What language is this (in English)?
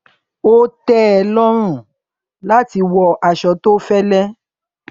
Yoruba